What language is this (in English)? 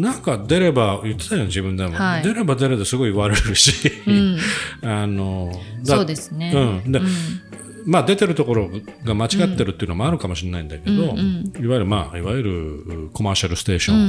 Japanese